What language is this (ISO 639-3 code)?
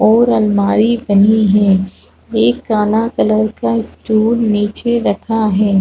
hin